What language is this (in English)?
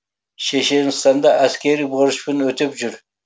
Kazakh